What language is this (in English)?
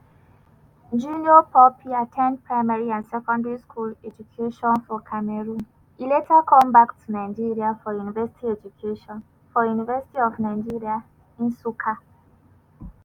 Nigerian Pidgin